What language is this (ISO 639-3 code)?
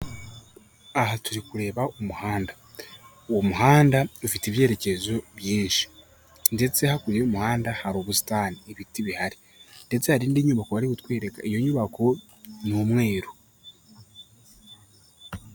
kin